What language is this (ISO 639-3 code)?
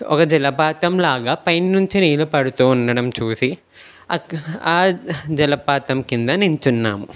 tel